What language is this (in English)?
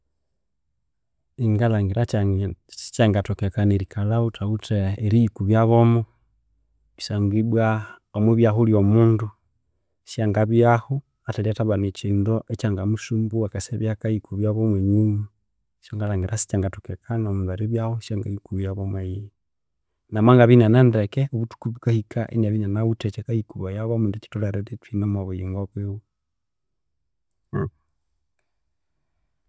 Konzo